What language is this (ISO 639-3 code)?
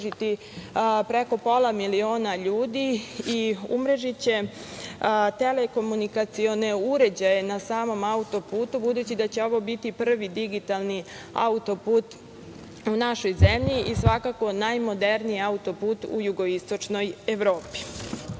srp